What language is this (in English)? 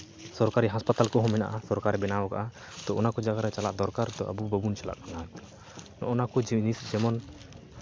Santali